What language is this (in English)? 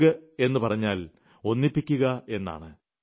Malayalam